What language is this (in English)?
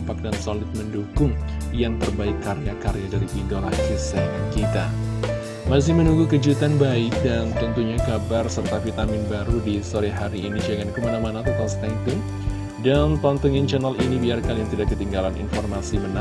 Indonesian